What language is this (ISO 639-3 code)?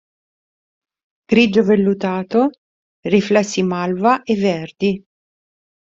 ita